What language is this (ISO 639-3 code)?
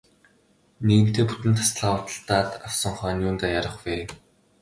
mon